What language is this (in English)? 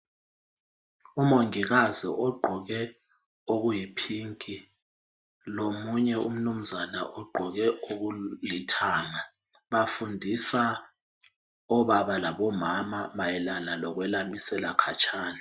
North Ndebele